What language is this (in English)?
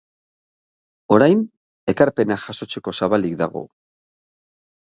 Basque